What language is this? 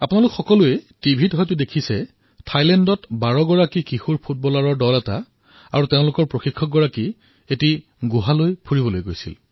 Assamese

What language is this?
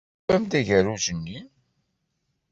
Kabyle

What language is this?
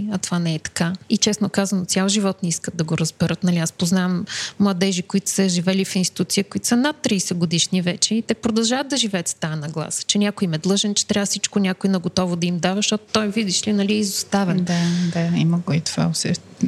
Bulgarian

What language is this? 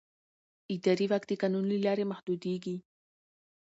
Pashto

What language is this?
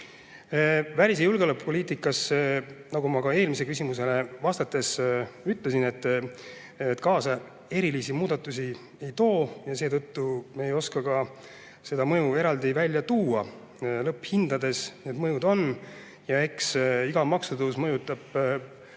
Estonian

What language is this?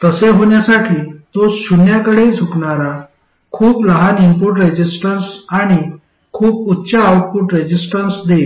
Marathi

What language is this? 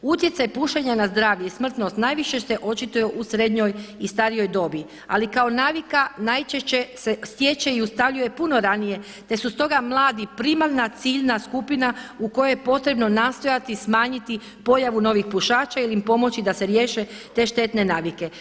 Croatian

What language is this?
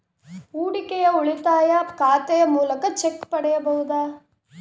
Kannada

